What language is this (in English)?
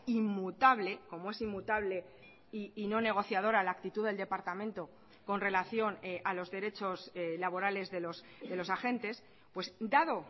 Spanish